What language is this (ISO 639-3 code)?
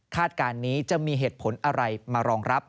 tha